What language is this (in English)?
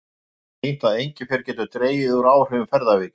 Icelandic